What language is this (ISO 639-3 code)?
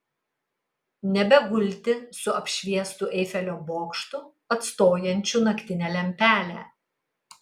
lit